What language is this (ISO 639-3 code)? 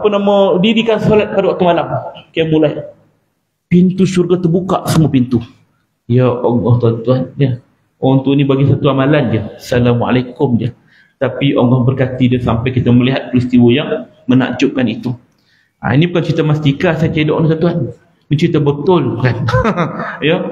msa